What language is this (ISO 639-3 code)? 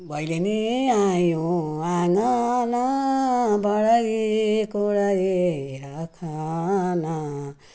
nep